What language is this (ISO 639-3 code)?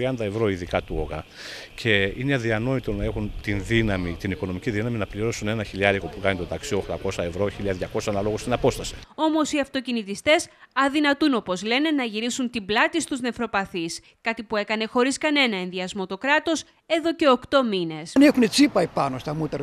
ell